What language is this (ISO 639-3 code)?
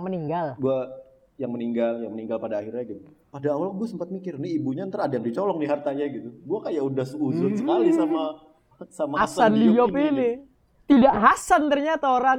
ind